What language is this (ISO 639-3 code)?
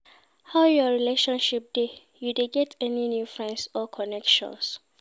pcm